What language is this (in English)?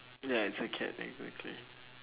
English